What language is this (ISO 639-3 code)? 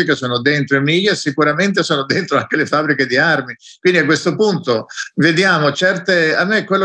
ita